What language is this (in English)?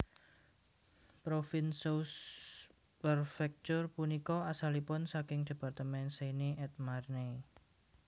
Javanese